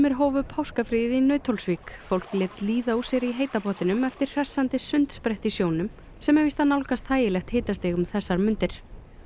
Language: Icelandic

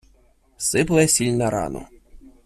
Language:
Ukrainian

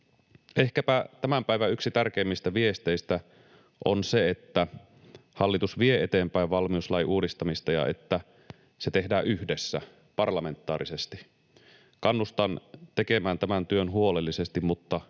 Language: Finnish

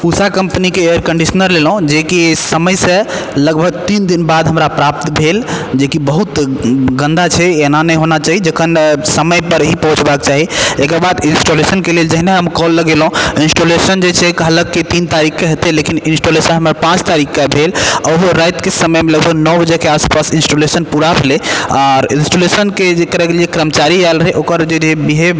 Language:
Maithili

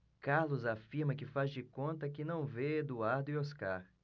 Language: Portuguese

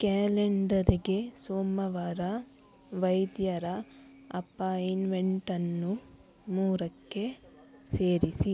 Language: Kannada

